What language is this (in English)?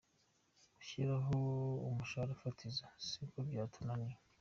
Kinyarwanda